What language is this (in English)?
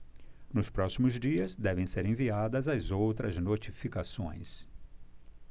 Portuguese